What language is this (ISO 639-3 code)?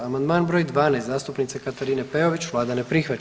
hrv